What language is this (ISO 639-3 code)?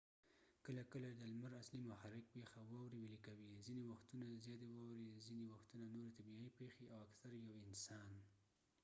pus